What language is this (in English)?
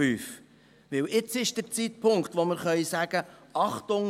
Swiss German